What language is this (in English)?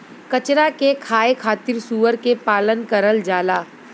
Bhojpuri